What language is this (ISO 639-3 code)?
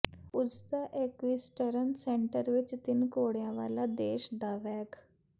pan